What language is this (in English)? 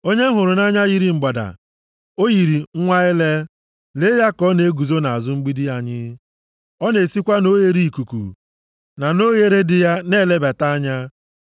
Igbo